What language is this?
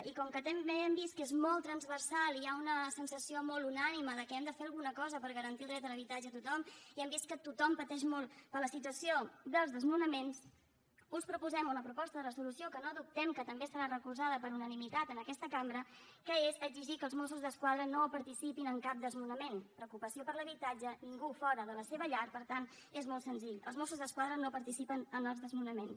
Catalan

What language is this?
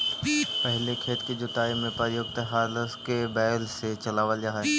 Magahi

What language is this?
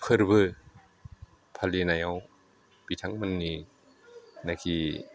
Bodo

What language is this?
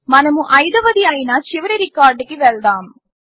Telugu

